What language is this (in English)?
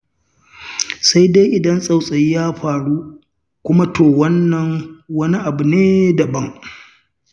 Hausa